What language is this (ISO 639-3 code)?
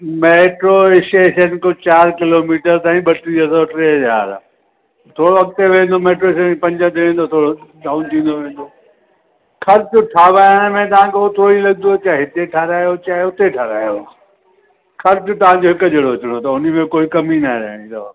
snd